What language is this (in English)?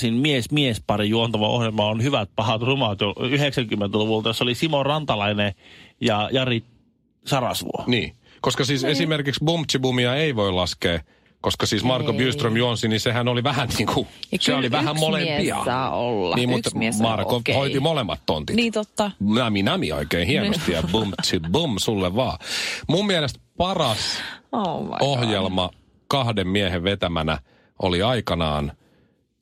Finnish